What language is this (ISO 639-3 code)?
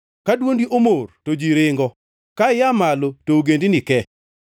luo